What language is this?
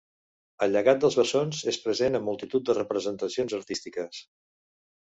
Catalan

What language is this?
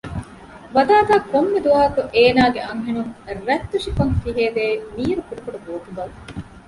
Divehi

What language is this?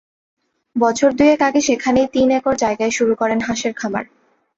Bangla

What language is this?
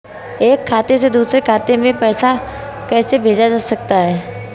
Hindi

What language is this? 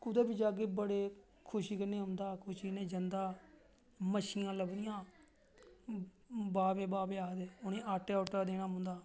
Dogri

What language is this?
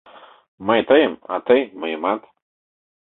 Mari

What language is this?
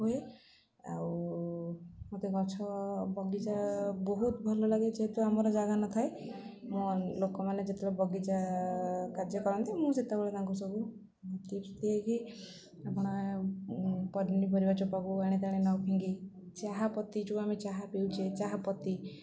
Odia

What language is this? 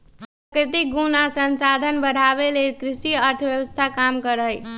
Magahi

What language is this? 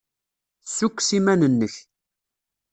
Kabyle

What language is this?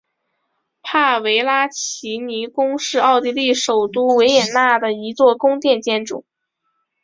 Chinese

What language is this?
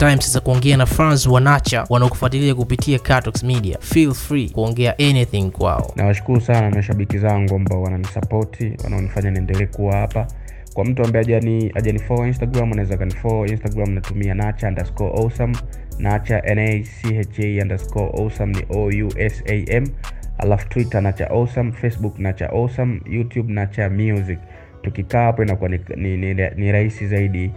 Swahili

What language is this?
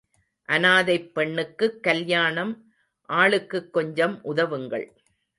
Tamil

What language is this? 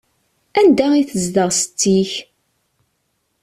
Kabyle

